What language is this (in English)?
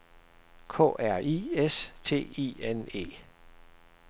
Danish